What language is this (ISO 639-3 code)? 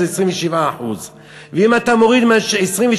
heb